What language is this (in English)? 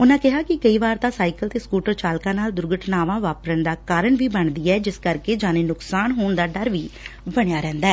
Punjabi